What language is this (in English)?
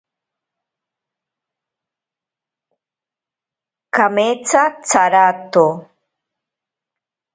Ashéninka Perené